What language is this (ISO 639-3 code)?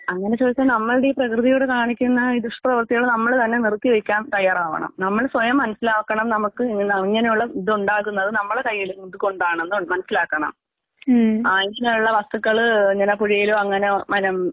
mal